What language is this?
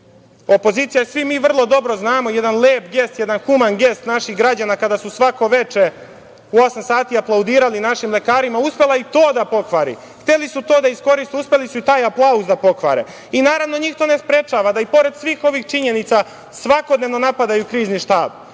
Serbian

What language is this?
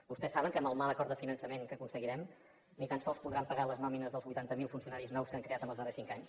Catalan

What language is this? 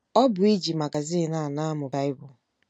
Igbo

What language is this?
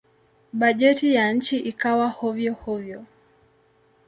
Swahili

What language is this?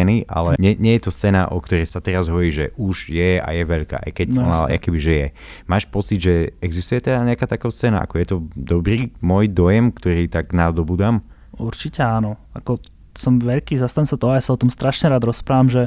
Slovak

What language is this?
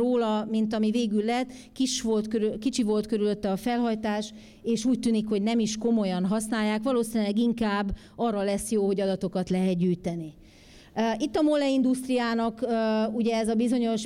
Hungarian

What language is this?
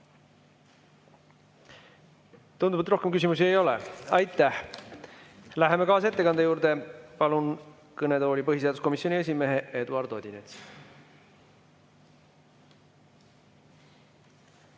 Estonian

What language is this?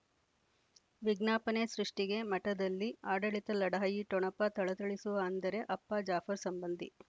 Kannada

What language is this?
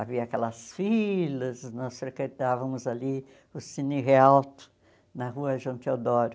Portuguese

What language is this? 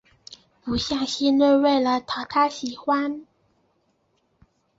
Chinese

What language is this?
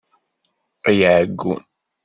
Kabyle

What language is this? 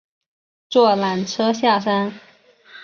Chinese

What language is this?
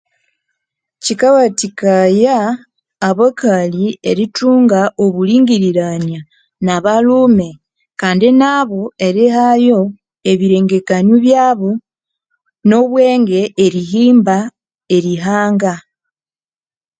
Konzo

